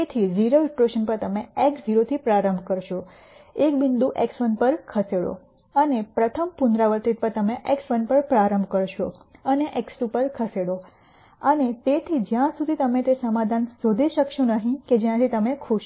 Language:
Gujarati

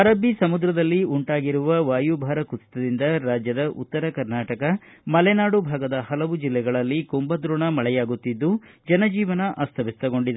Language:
Kannada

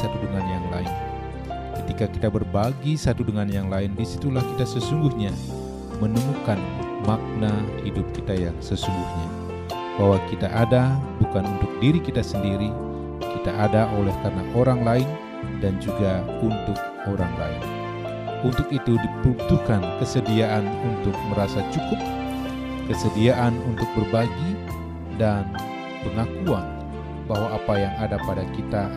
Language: Indonesian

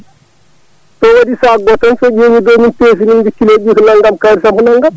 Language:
Fula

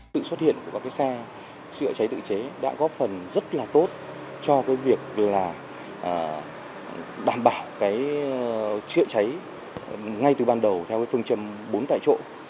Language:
Vietnamese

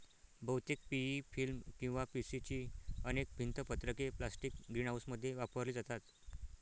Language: Marathi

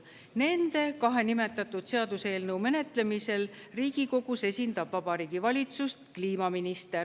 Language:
Estonian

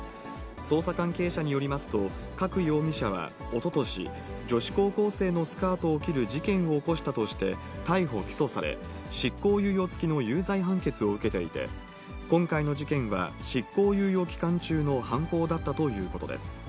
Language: Japanese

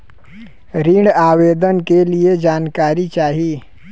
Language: Bhojpuri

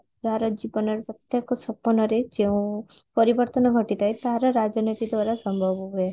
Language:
Odia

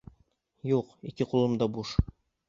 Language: Bashkir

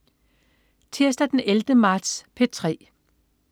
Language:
Danish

